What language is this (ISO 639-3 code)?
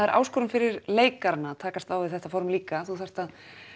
isl